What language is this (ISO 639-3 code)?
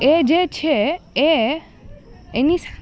guj